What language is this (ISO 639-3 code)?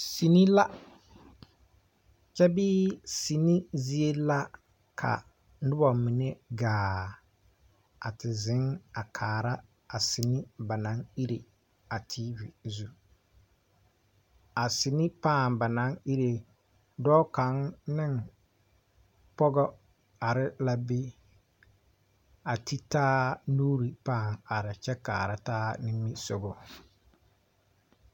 dga